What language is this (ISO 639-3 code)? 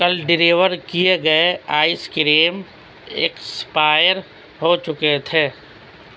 urd